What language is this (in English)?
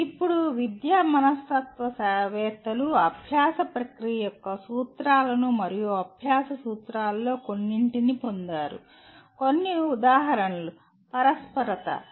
Telugu